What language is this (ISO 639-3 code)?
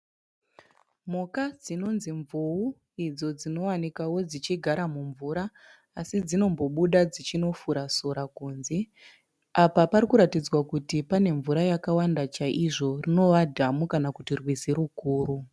sna